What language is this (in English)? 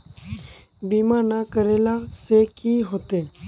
Magahi